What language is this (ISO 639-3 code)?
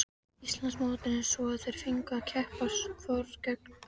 isl